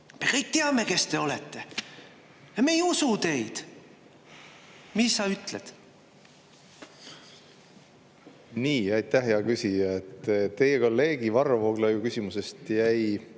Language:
Estonian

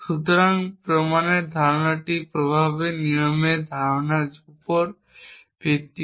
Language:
Bangla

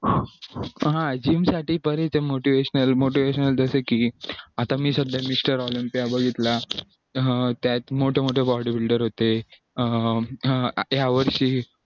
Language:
Marathi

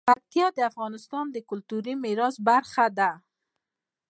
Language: Pashto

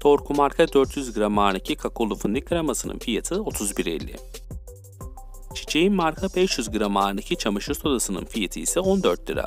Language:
Turkish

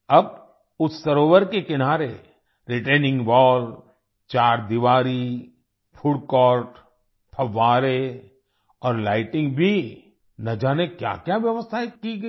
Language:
Hindi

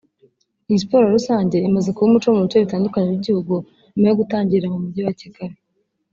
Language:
Kinyarwanda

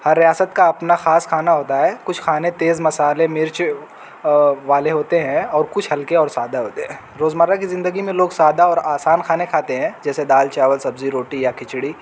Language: Urdu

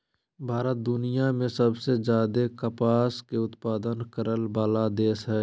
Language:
Magahi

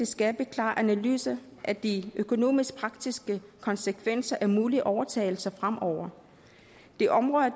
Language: Danish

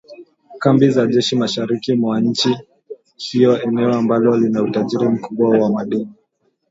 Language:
Swahili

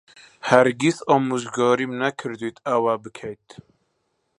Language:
Central Kurdish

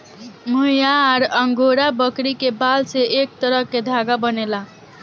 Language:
Bhojpuri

